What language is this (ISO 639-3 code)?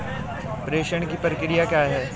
hin